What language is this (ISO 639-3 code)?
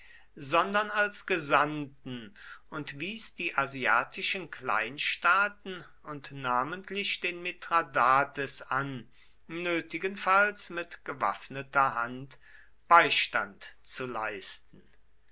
deu